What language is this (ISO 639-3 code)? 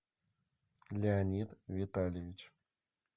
rus